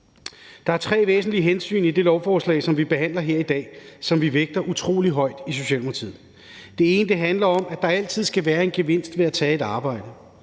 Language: Danish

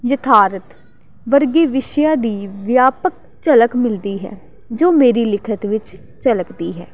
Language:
Punjabi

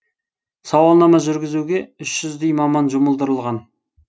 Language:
Kazakh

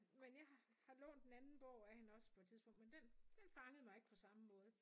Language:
Danish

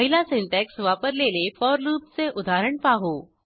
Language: Marathi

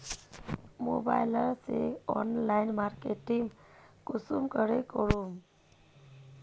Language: Magahi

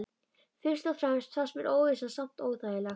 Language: Icelandic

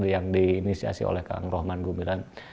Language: Indonesian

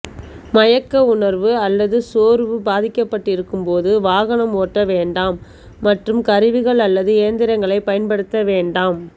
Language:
Tamil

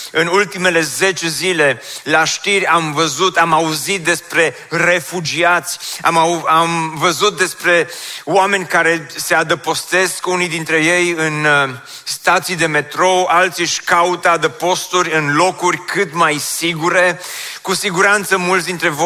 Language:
Romanian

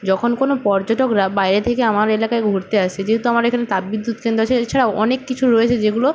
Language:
Bangla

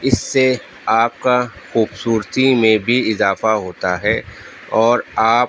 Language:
Urdu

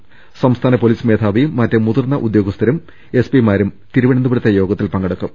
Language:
Malayalam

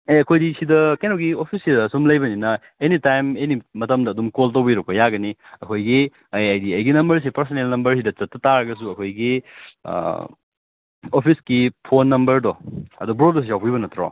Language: Manipuri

